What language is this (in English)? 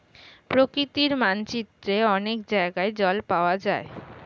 Bangla